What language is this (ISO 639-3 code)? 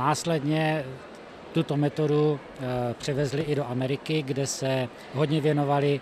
ces